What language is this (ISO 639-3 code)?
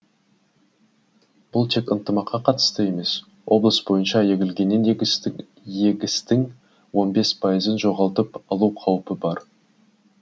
kaz